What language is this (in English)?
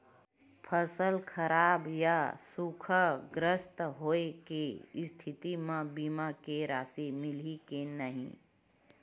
Chhattisgarhi